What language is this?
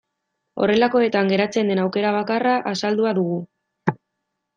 Basque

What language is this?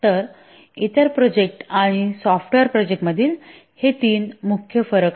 Marathi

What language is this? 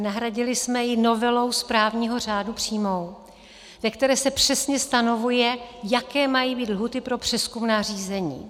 Czech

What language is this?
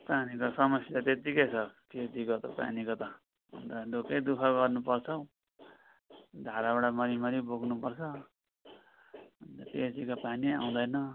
Nepali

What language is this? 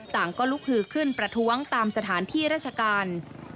Thai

